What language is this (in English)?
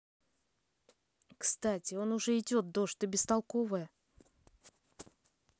Russian